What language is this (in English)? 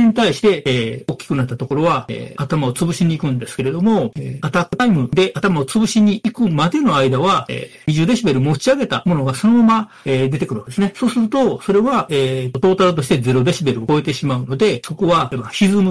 Japanese